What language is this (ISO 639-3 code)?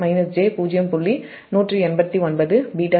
tam